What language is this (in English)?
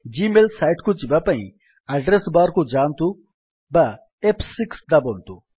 Odia